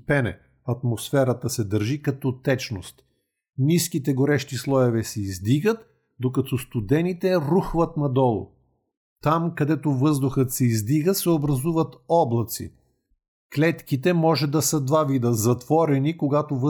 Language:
Bulgarian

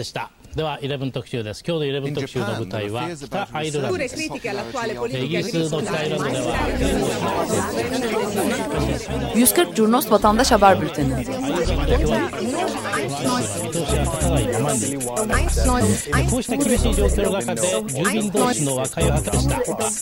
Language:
Turkish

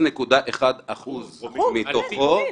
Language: Hebrew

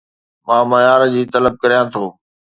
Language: Sindhi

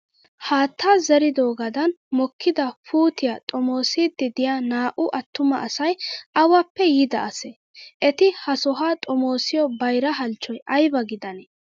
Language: Wolaytta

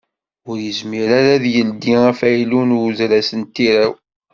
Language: Kabyle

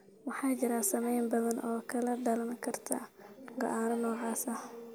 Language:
Somali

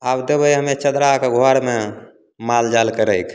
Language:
Maithili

